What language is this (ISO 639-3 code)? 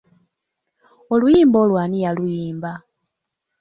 lug